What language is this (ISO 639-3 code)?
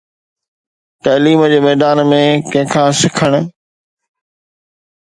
snd